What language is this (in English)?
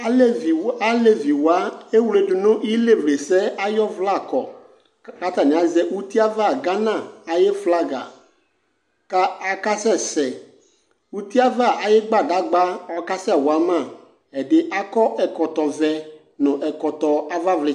Ikposo